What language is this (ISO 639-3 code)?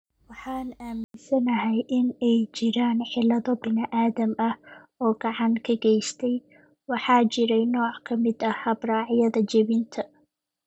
som